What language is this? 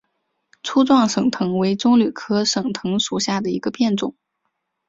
Chinese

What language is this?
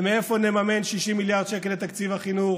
Hebrew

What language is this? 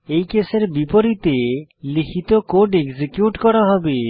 Bangla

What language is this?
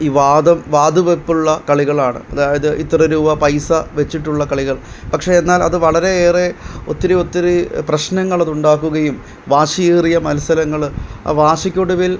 Malayalam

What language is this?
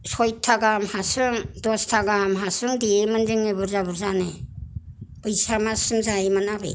Bodo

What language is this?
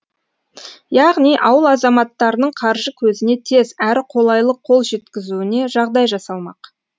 Kazakh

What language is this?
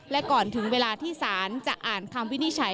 Thai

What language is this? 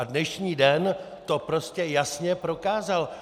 Czech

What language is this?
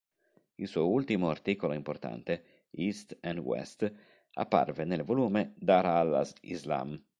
Italian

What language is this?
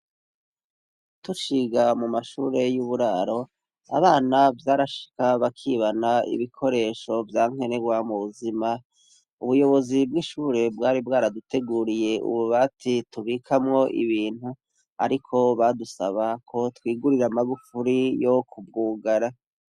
Rundi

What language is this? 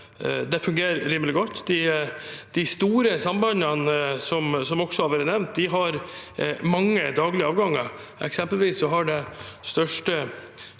Norwegian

